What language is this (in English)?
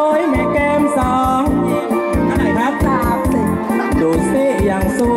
Thai